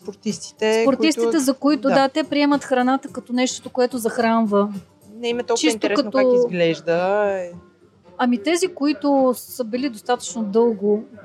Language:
Bulgarian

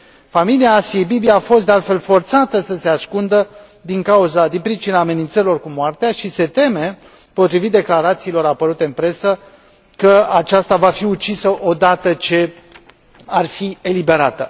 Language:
Romanian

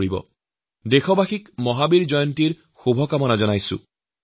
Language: Assamese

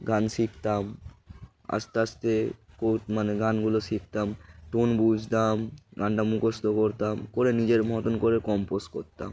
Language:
Bangla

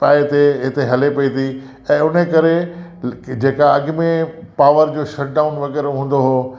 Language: Sindhi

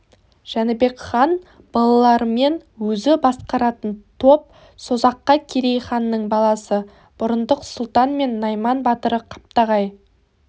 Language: Kazakh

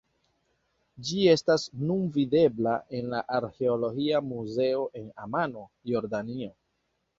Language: Esperanto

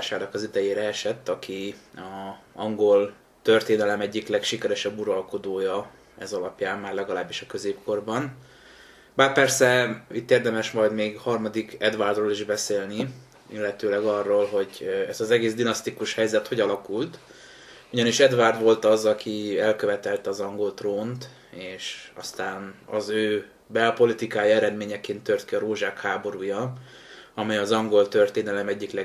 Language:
Hungarian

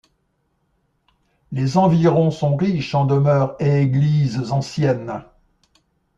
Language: French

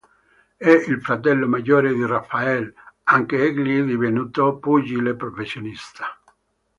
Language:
Italian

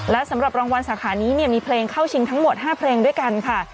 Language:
Thai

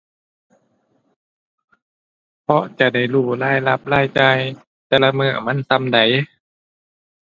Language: Thai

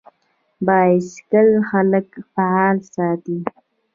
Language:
Pashto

